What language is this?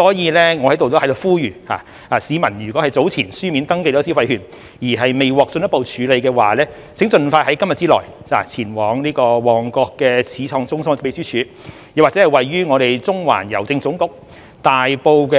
Cantonese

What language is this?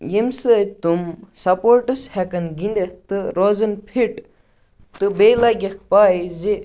Kashmiri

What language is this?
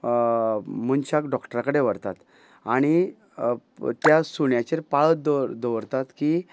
Konkani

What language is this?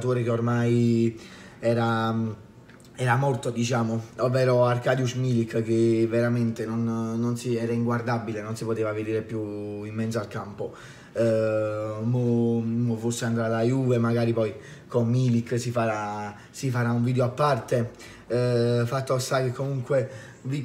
Italian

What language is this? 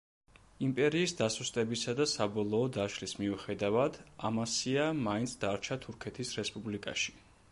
Georgian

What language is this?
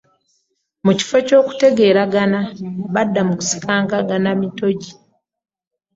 Ganda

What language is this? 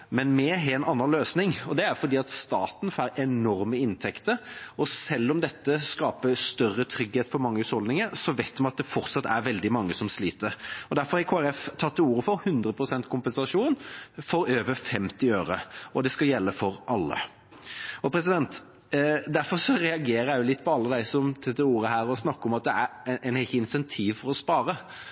Norwegian Bokmål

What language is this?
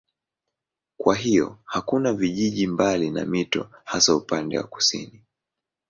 Swahili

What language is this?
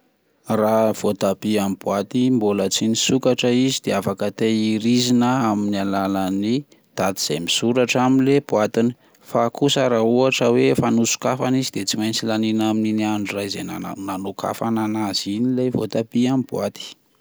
Malagasy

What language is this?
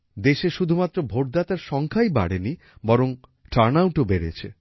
Bangla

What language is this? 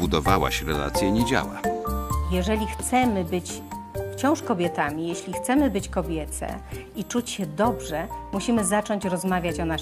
Polish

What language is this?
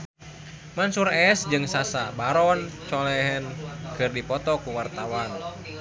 Sundanese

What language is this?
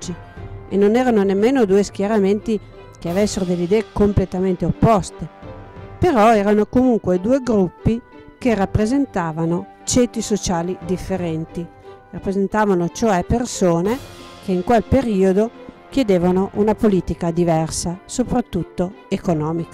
Italian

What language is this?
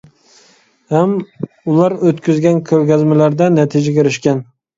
Uyghur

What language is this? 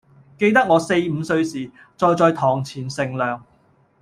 Cantonese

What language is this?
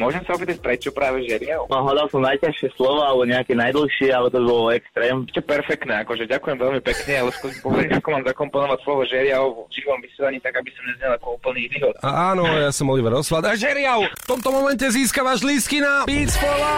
Slovak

